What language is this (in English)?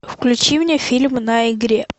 Russian